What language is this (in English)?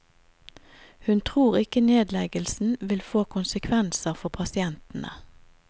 Norwegian